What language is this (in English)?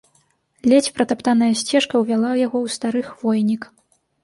Belarusian